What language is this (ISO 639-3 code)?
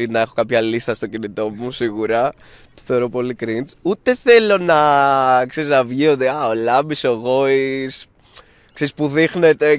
ell